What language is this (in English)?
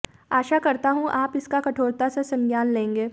Hindi